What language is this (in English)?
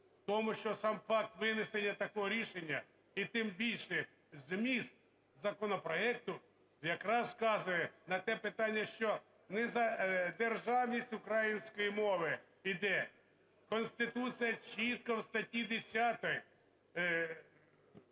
Ukrainian